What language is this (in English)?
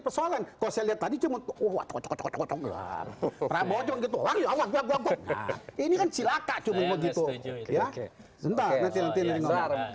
Indonesian